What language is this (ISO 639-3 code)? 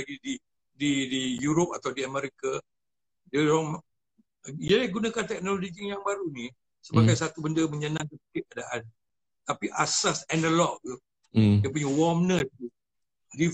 msa